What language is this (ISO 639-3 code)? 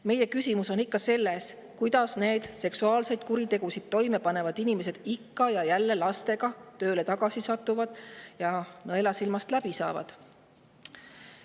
est